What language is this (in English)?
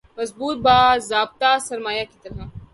Urdu